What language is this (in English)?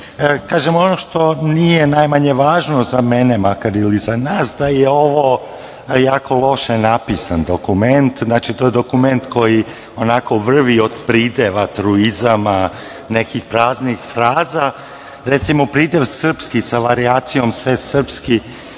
Serbian